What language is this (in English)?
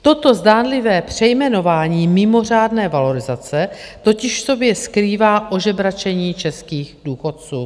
Czech